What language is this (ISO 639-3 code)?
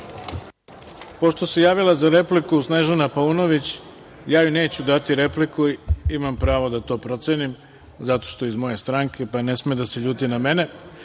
srp